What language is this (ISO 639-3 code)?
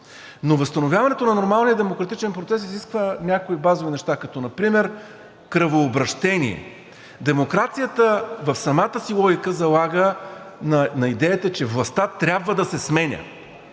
bul